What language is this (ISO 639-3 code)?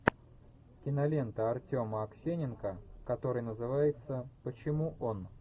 rus